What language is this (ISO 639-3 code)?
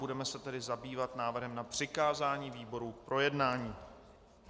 ces